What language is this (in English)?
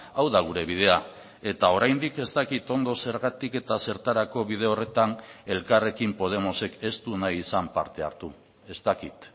Basque